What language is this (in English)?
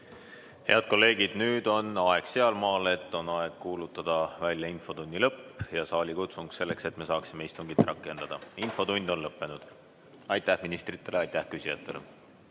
Estonian